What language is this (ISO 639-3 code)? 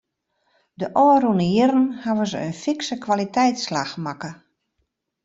fry